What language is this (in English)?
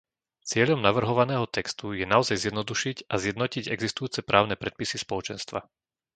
Slovak